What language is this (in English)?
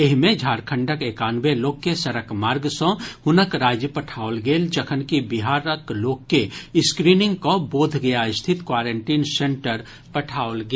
Maithili